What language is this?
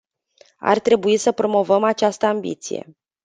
Romanian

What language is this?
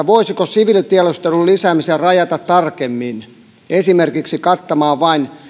Finnish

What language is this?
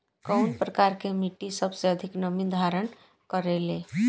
Bhojpuri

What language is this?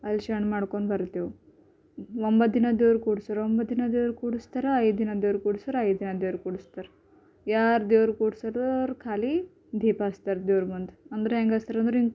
Kannada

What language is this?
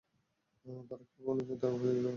Bangla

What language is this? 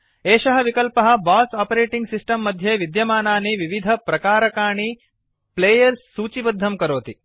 Sanskrit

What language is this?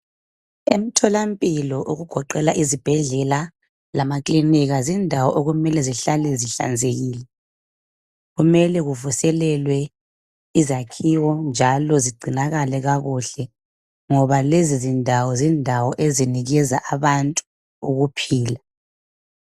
North Ndebele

